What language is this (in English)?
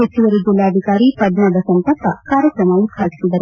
Kannada